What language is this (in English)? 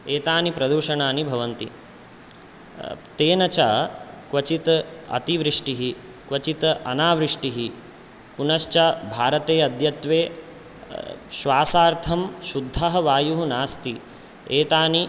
Sanskrit